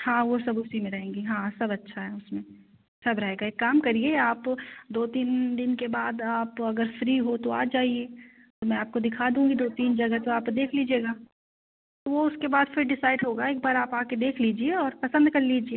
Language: Hindi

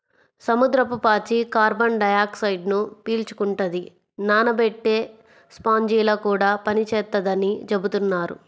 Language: Telugu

